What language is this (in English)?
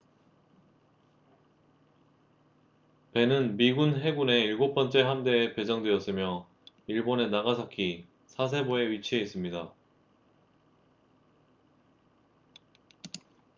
Korean